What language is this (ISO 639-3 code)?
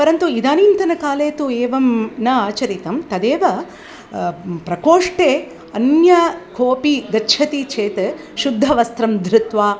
san